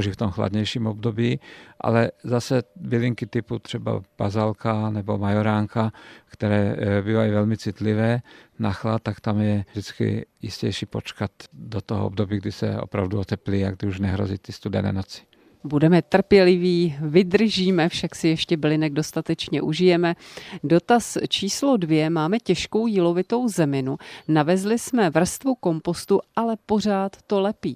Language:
Czech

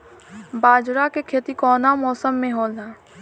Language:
Bhojpuri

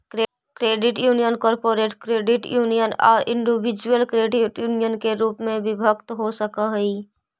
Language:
Magahi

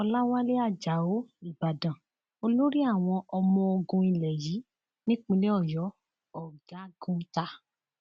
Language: Yoruba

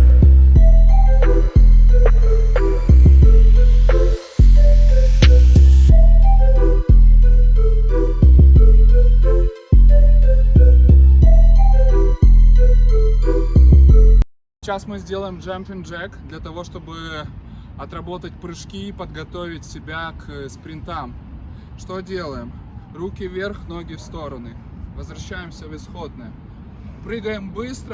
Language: Russian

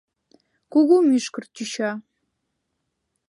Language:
Mari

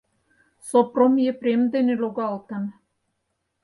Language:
Mari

